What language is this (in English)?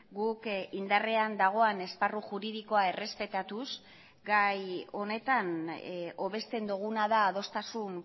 Basque